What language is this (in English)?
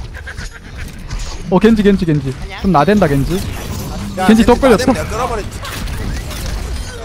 Korean